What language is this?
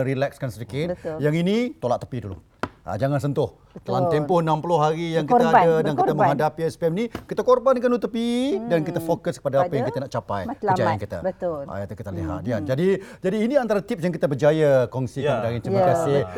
Malay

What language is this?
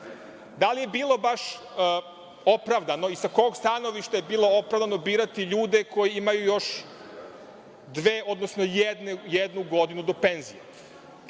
Serbian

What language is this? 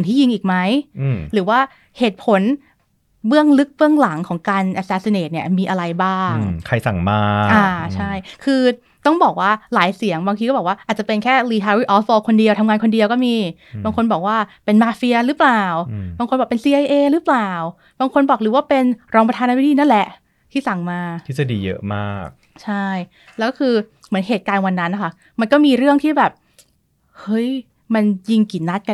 Thai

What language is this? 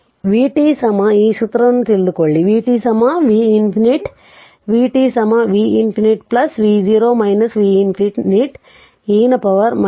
Kannada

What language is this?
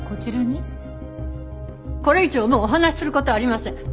Japanese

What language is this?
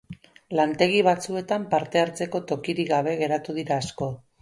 Basque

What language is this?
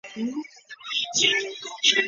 Chinese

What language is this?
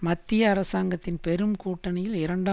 Tamil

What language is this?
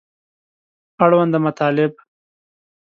Pashto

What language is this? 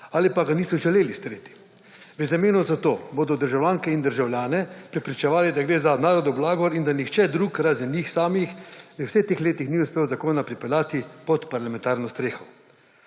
Slovenian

